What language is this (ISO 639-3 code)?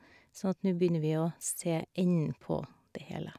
nor